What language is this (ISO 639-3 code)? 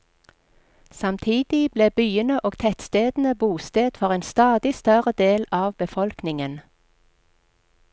nor